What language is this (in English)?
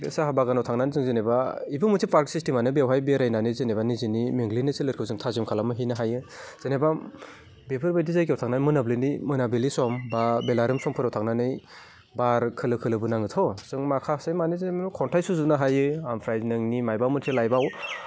Bodo